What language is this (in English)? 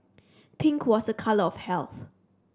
English